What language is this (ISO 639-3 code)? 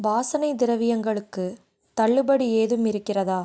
tam